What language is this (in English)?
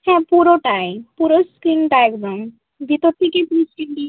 Bangla